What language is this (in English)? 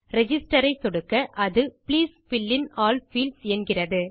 Tamil